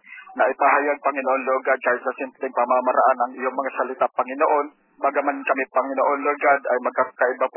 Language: Filipino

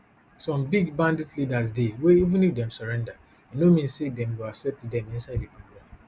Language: Nigerian Pidgin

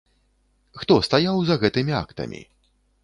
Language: Belarusian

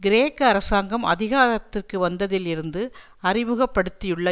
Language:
Tamil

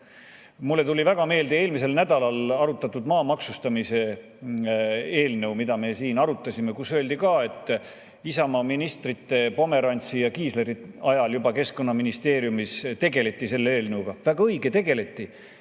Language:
Estonian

